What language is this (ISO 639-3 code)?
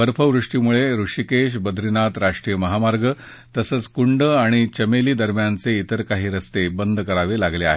mar